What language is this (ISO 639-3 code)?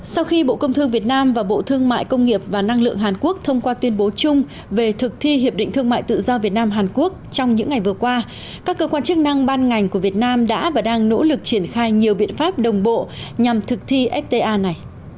vie